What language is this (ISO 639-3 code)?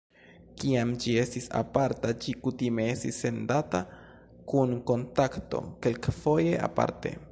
epo